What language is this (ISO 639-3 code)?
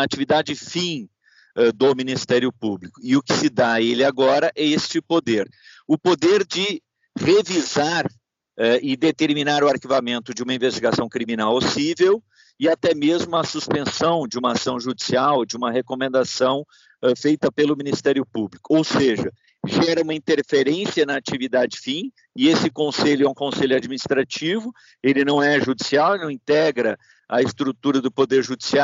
por